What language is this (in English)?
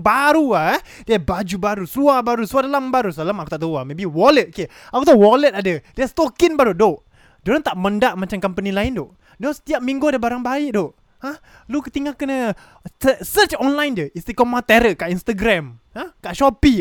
Malay